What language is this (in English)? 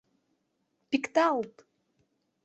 Mari